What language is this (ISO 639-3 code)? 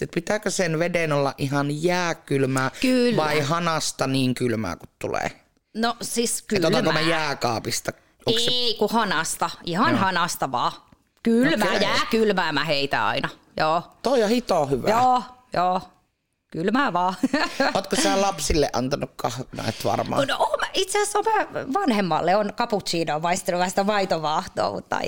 fin